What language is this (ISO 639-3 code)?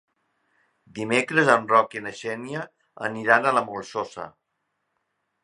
cat